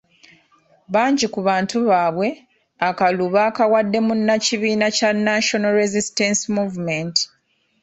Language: Ganda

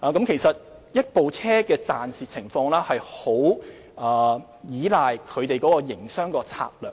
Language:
Cantonese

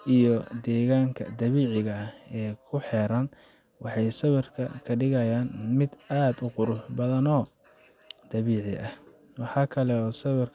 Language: Somali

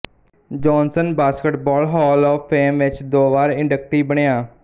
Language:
Punjabi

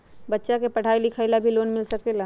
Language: Magahi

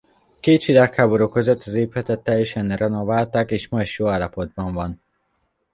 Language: Hungarian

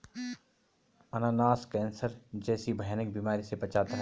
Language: Hindi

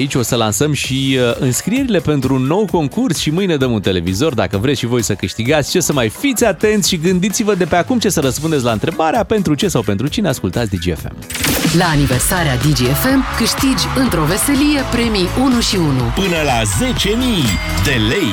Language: Romanian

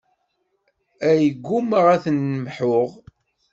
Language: Kabyle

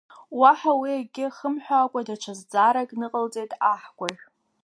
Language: Abkhazian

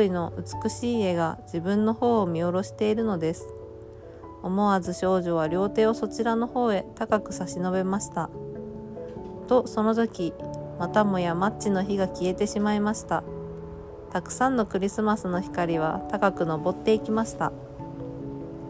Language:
Japanese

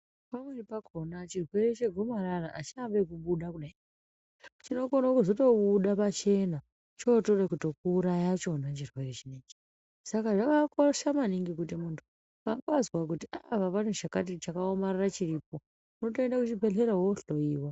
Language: Ndau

